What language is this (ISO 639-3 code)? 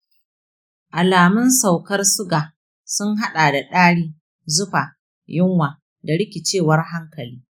hau